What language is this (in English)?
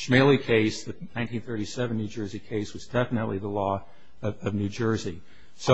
English